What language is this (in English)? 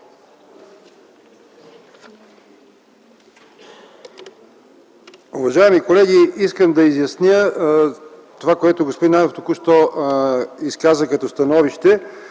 Bulgarian